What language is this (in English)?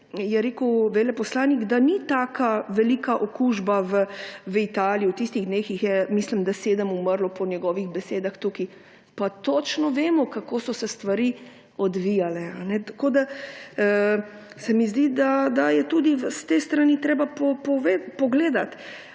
Slovenian